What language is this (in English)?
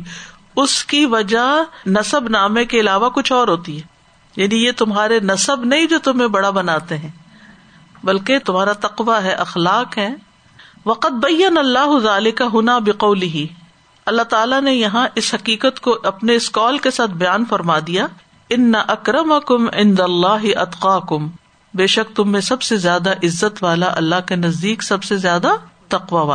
Urdu